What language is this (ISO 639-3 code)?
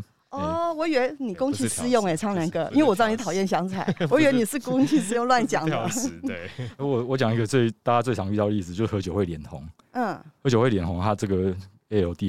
zho